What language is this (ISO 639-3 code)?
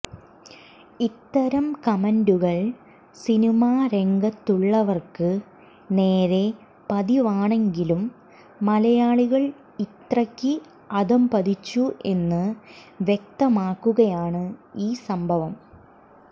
mal